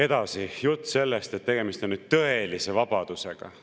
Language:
Estonian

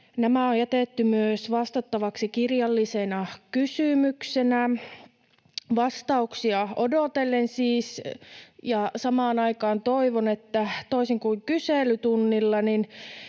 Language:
Finnish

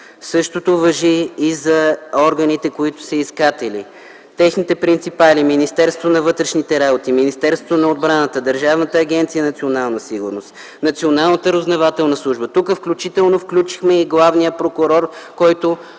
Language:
Bulgarian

